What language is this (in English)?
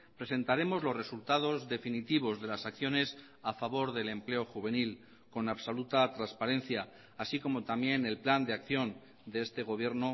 Spanish